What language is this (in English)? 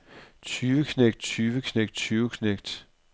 Danish